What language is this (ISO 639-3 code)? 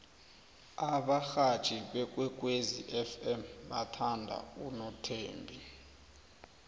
nbl